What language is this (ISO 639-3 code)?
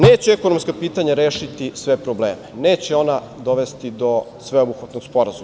srp